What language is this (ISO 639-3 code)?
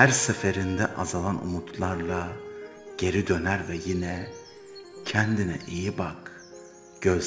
tur